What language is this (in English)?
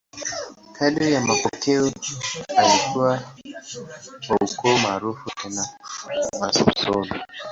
Swahili